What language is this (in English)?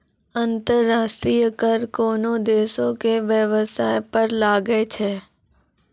Maithili